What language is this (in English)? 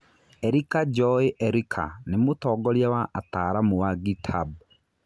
Kikuyu